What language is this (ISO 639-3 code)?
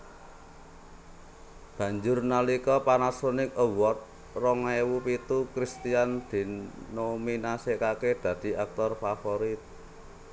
jav